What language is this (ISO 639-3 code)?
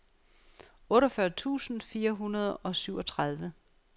dan